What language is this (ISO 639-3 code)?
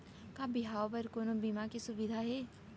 hne